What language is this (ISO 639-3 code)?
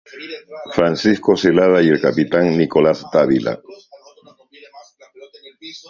spa